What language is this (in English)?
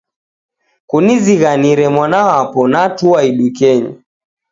Taita